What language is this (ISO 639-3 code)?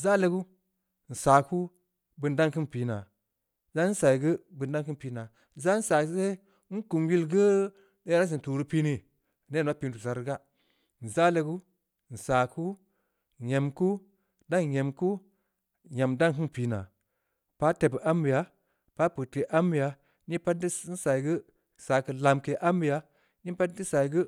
ndi